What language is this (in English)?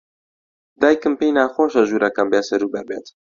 Central Kurdish